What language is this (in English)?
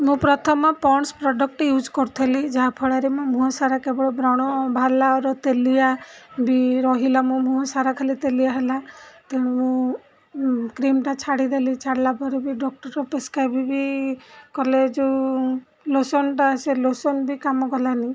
Odia